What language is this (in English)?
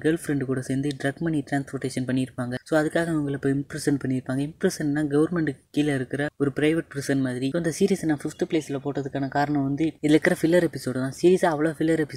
Malayalam